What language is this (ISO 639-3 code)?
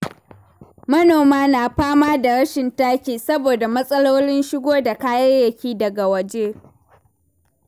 hau